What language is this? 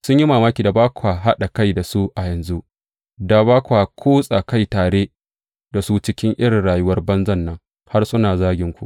Hausa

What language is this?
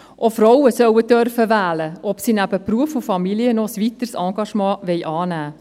Swiss German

